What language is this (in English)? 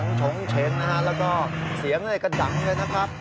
Thai